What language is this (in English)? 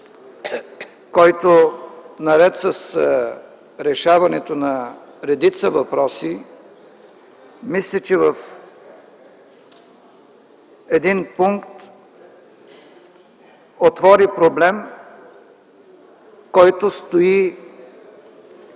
Bulgarian